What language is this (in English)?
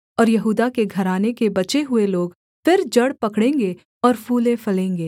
Hindi